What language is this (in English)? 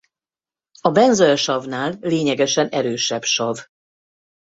Hungarian